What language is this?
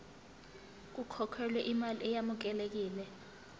Zulu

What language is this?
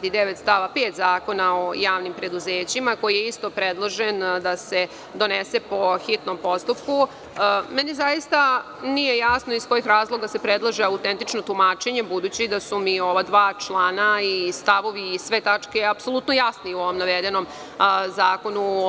Serbian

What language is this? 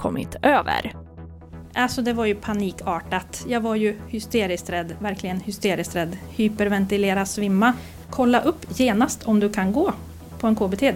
Swedish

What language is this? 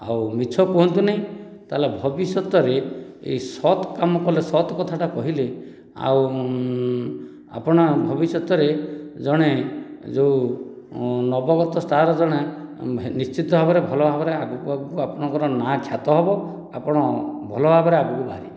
Odia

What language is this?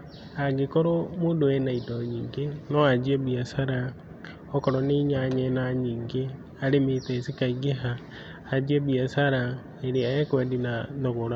Kikuyu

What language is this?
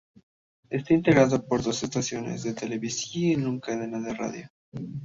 Spanish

